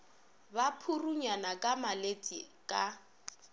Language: Northern Sotho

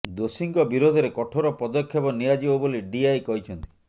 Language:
Odia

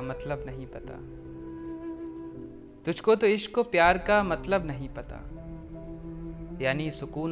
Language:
Hindi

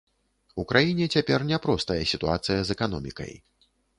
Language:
Belarusian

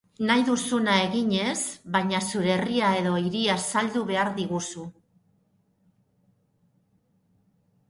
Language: Basque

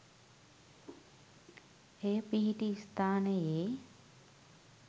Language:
Sinhala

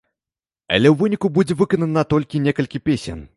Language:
Belarusian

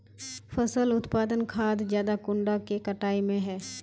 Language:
Magahi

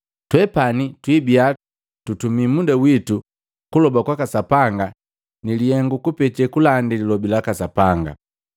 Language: Matengo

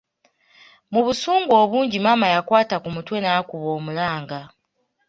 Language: Ganda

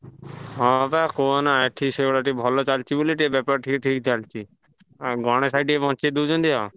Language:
Odia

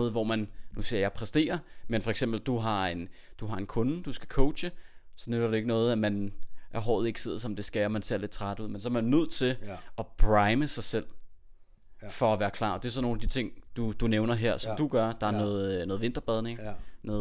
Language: Danish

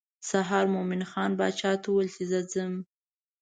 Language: Pashto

